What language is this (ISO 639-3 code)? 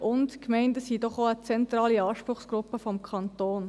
gsw